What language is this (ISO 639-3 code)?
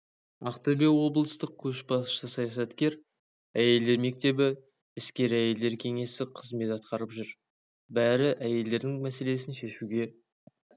kaz